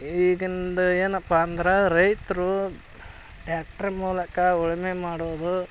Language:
Kannada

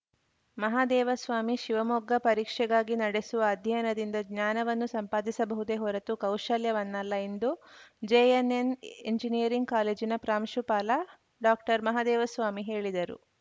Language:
Kannada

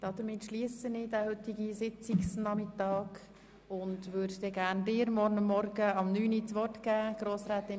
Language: Swiss German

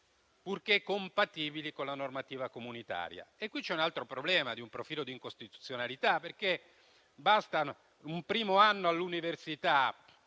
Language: Italian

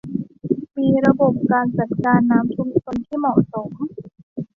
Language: Thai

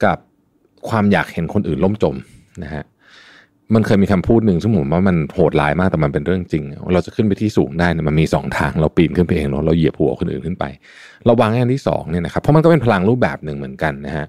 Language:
Thai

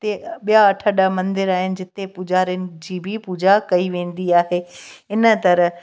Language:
Sindhi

